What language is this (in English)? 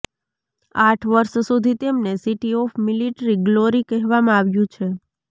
Gujarati